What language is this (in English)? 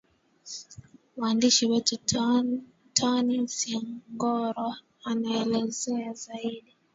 Swahili